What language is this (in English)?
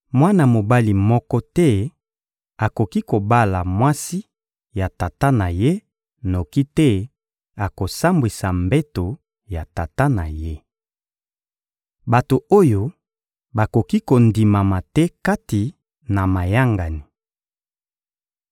Lingala